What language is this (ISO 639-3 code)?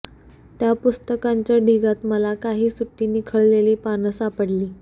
mar